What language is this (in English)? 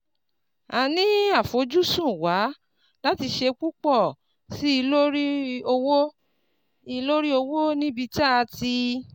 Yoruba